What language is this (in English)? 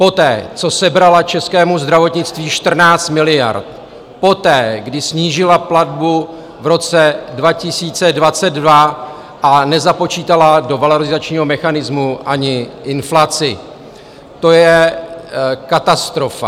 Czech